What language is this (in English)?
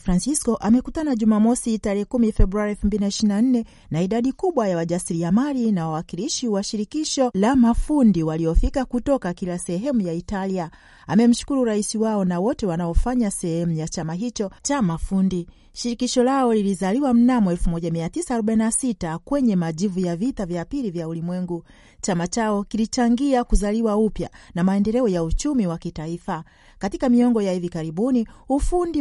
Swahili